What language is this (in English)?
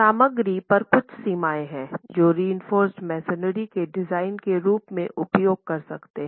Hindi